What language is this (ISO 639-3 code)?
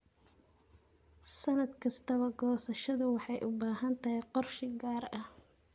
som